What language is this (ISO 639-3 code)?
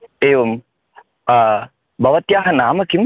san